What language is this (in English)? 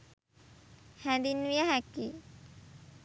Sinhala